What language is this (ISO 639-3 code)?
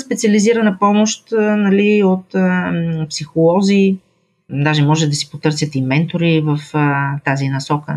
bul